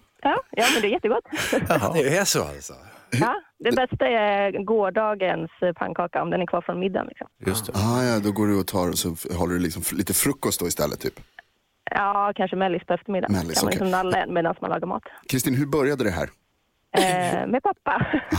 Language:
Swedish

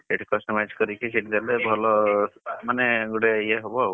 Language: Odia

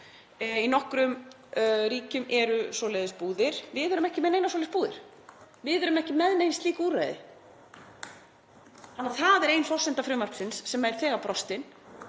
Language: Icelandic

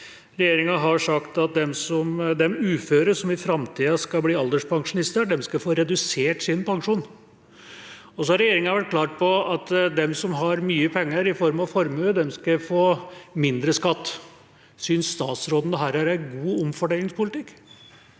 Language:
Norwegian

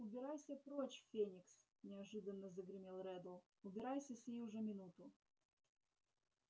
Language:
Russian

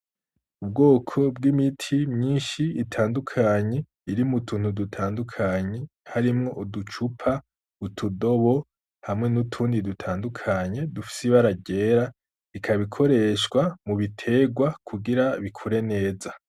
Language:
Rundi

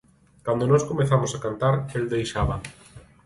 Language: Galician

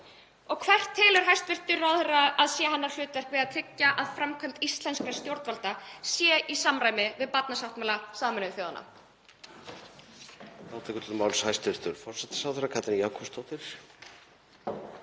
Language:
Icelandic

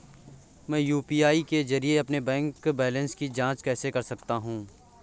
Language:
Hindi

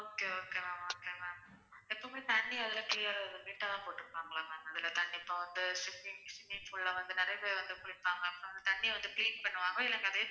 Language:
Tamil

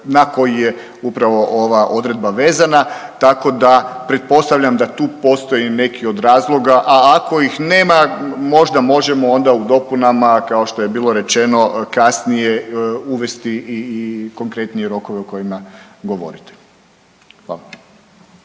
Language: Croatian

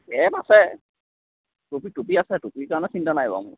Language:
Assamese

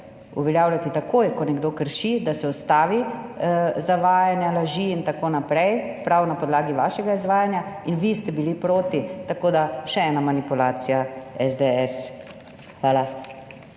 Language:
Slovenian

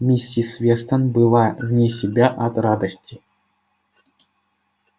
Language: Russian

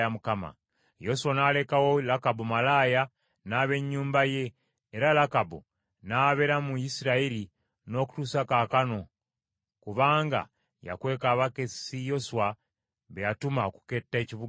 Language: Ganda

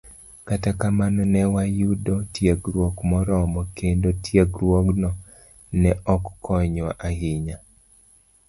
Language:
Luo (Kenya and Tanzania)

